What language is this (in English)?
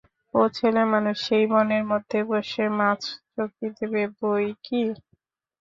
Bangla